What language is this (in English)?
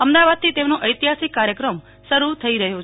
Gujarati